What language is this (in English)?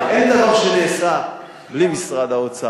Hebrew